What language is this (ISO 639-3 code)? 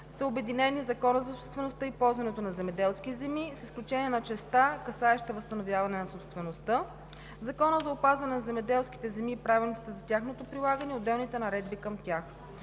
bul